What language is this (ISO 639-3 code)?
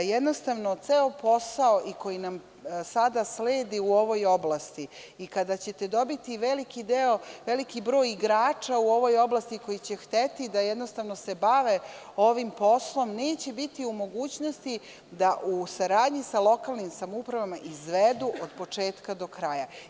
srp